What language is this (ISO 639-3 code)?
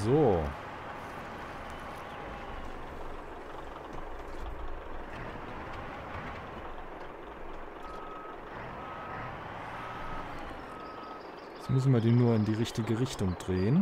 deu